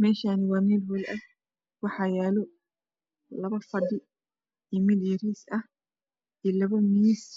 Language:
Somali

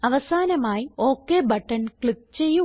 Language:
Malayalam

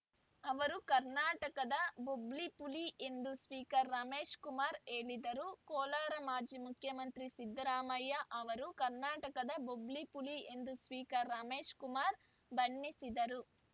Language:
Kannada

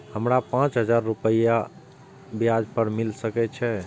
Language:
Maithili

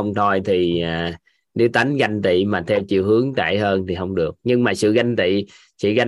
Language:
Vietnamese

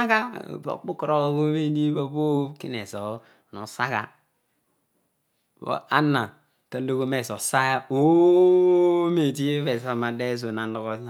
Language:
Odual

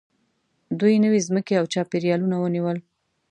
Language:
Pashto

